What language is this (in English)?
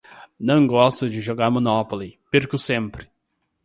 Portuguese